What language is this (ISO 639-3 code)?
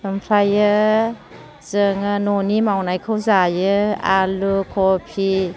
brx